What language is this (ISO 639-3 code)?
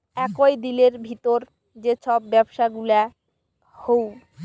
ben